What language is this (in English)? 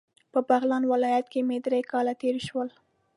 Pashto